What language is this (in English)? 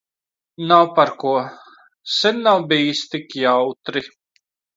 Latvian